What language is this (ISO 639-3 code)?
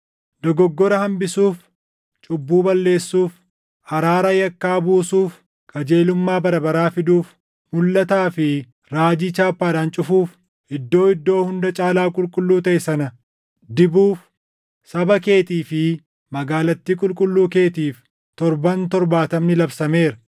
orm